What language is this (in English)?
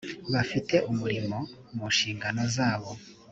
Kinyarwanda